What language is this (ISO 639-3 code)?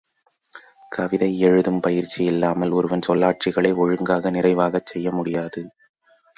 tam